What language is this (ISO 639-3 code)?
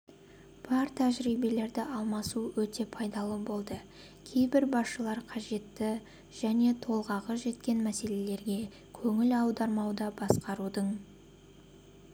kaz